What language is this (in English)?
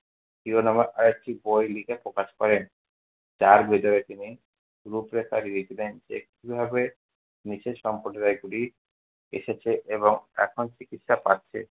Bangla